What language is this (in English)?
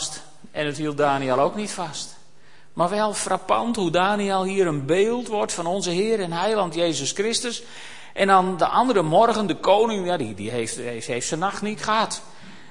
Dutch